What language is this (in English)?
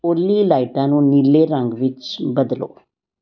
Punjabi